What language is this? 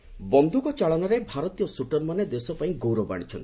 Odia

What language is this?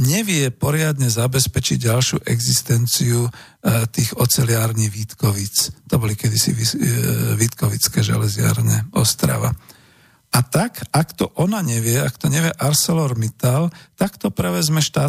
Slovak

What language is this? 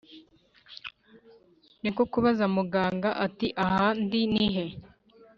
Kinyarwanda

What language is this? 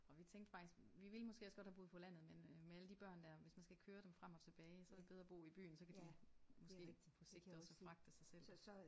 Danish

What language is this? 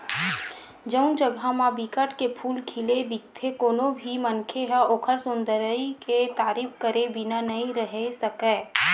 Chhattisgarhi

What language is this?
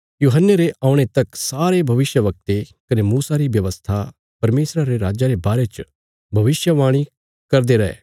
Bilaspuri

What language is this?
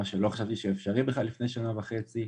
Hebrew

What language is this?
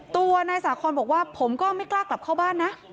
Thai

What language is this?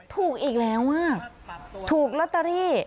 Thai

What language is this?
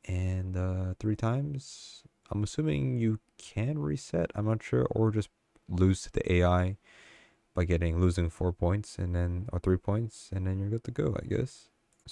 English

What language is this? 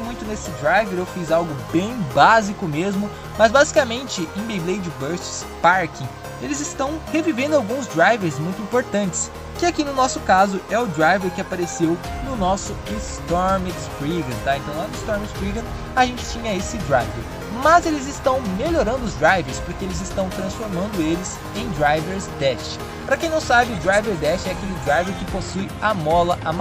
Portuguese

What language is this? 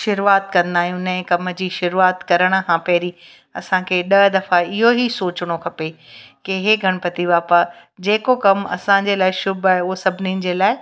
Sindhi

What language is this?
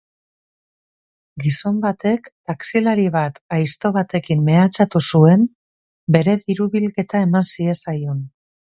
Basque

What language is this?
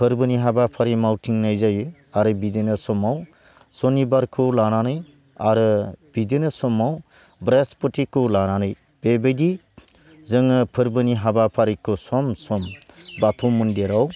Bodo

